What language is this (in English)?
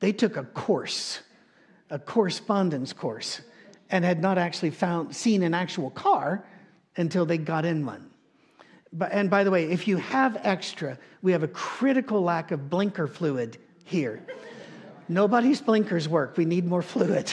English